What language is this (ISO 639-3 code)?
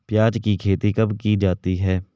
hin